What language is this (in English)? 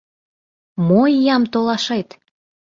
Mari